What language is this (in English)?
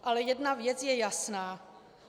Czech